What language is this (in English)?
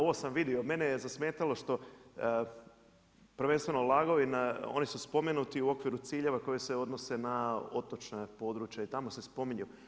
Croatian